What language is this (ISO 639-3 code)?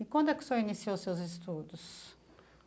por